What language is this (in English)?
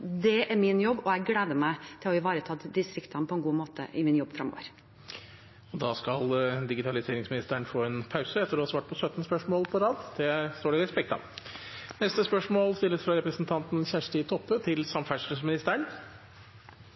Norwegian